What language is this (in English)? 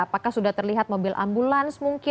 Indonesian